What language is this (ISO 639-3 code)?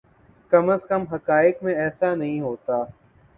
urd